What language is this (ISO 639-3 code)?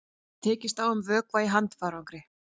isl